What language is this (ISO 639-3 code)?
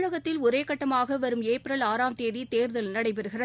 tam